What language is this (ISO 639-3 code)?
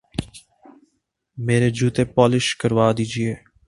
urd